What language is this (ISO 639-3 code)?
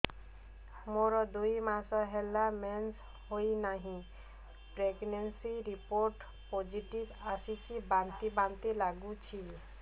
ori